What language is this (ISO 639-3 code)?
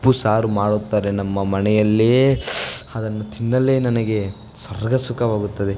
kan